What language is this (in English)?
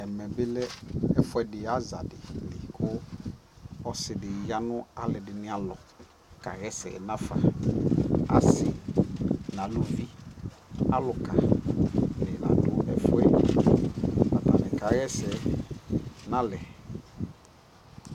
Ikposo